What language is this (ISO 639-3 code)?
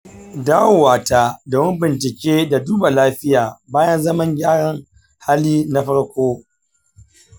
hau